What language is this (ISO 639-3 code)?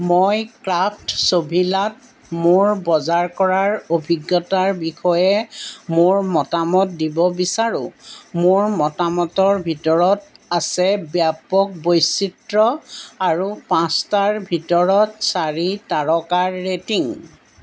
asm